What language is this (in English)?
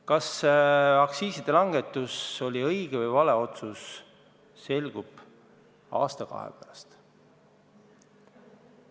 Estonian